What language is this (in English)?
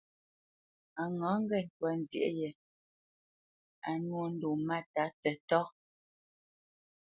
Bamenyam